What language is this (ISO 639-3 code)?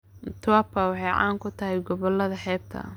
som